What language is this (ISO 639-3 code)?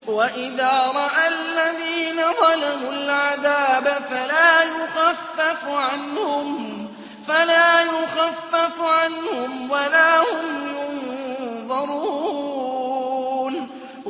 ara